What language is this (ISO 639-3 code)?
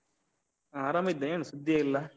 kan